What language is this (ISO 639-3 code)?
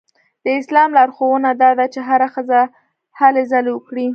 pus